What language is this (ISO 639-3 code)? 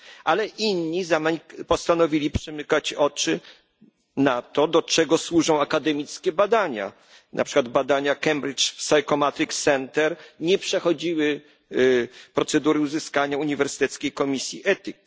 pol